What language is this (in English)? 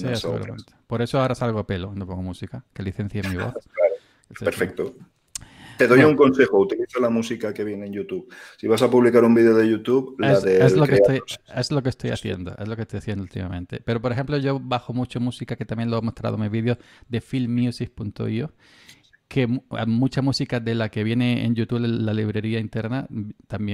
Spanish